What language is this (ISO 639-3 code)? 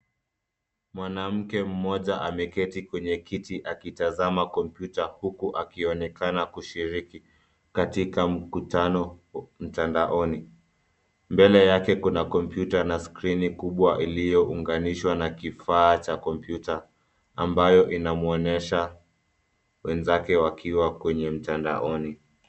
swa